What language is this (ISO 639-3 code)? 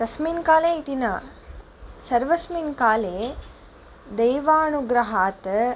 san